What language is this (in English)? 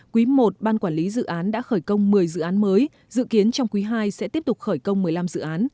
Vietnamese